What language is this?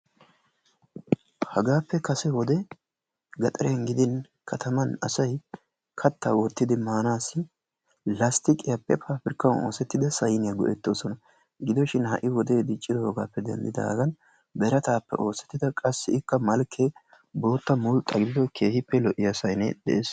Wolaytta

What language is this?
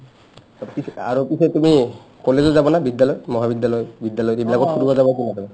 Assamese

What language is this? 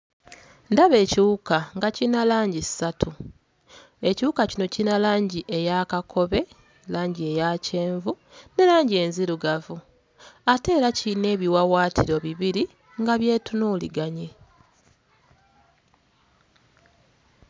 Ganda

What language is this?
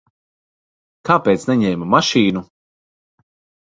Latvian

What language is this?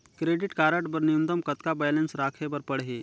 Chhattisgarhi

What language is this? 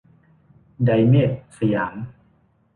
Thai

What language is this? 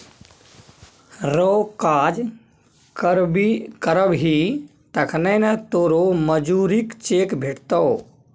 Maithili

